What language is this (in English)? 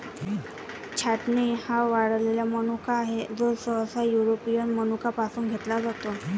Marathi